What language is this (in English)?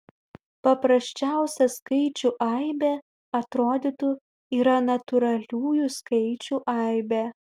Lithuanian